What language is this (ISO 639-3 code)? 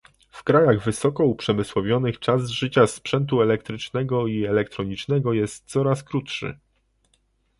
pol